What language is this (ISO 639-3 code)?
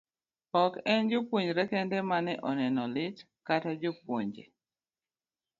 luo